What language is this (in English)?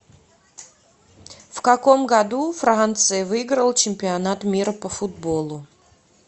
Russian